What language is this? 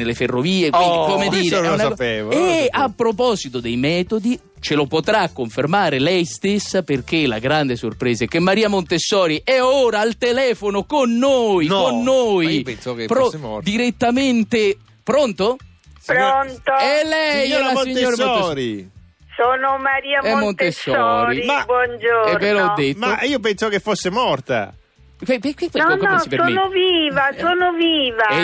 Italian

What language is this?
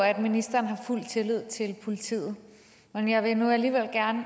Danish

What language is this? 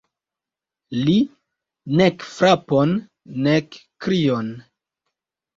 Esperanto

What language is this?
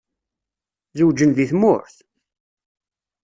Kabyle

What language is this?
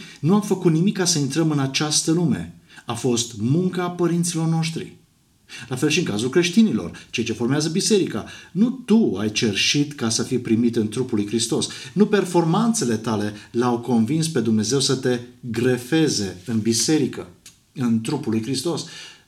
Romanian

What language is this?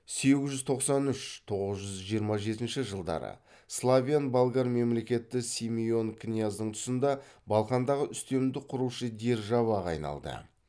Kazakh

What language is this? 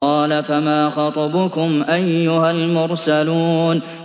Arabic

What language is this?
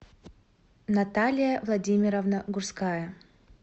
Russian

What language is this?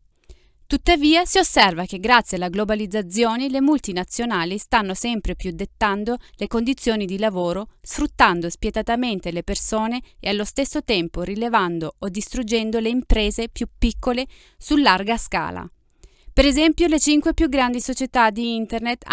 Italian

